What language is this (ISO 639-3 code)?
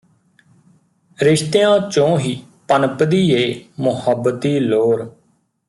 pan